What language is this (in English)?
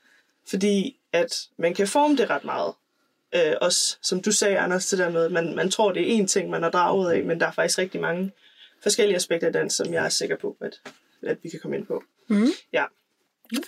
Danish